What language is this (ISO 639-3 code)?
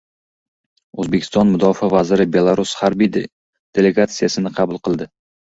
uzb